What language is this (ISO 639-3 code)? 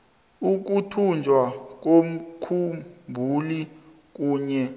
nbl